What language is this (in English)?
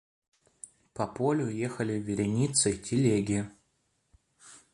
Russian